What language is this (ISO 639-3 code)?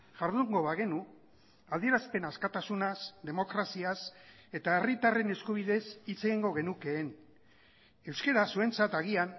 eus